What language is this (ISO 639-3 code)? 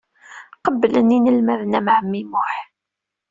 kab